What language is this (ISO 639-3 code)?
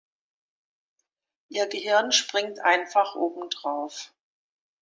deu